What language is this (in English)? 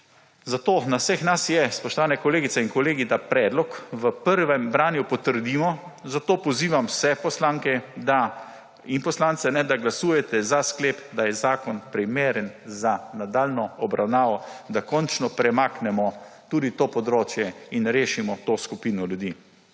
Slovenian